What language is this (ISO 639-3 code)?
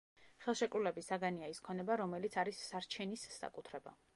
kat